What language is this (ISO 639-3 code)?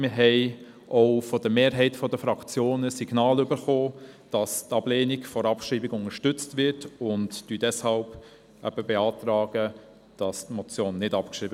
gsw